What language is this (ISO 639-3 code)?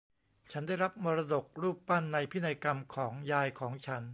tha